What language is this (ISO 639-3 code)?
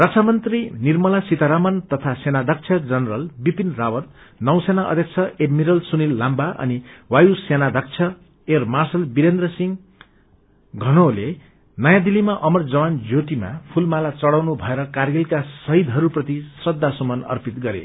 nep